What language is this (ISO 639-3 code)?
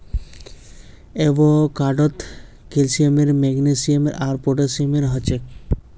mag